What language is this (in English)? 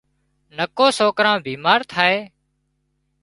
Wadiyara Koli